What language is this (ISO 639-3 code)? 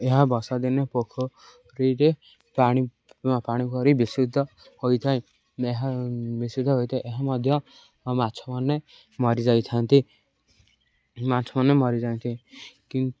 ori